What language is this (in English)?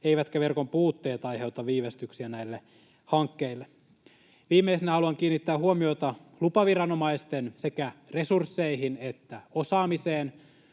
Finnish